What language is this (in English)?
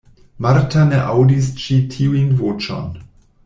Esperanto